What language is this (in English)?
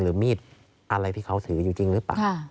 Thai